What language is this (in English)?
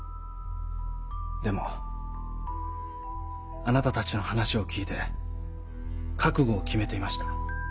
Japanese